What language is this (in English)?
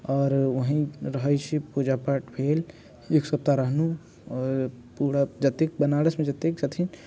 Maithili